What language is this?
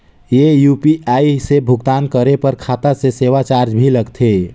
Chhattisgarhi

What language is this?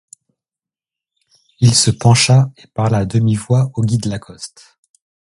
French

